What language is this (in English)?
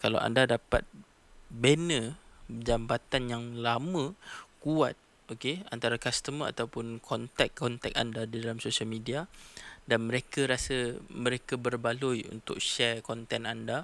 Malay